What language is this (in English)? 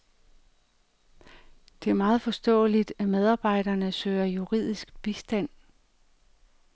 Danish